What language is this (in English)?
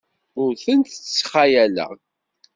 Kabyle